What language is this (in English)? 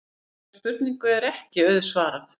Icelandic